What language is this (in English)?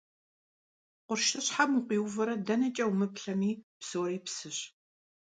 Kabardian